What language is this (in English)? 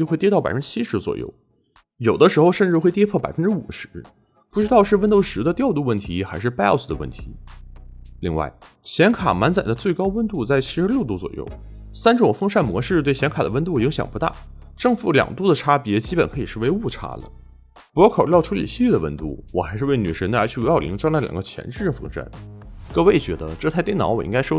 Chinese